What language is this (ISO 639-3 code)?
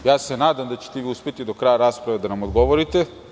srp